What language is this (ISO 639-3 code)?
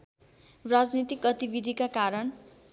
nep